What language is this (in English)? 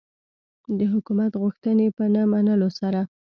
Pashto